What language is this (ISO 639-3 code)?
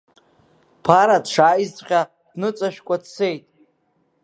abk